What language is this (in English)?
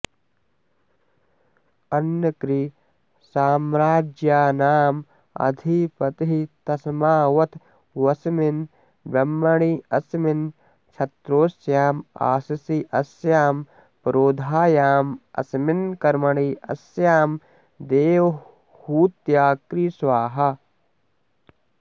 Sanskrit